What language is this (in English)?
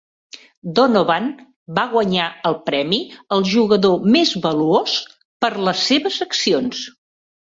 Catalan